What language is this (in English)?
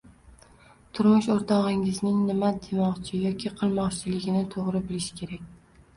Uzbek